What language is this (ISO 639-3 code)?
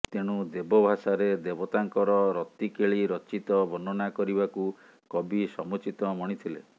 ori